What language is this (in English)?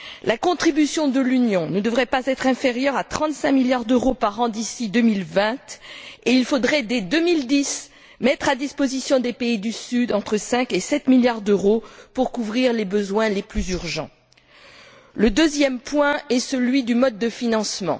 French